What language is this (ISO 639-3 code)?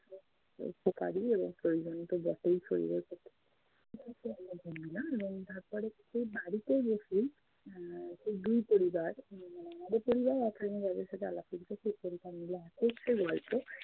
ben